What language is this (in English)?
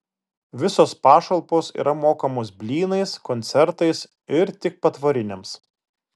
Lithuanian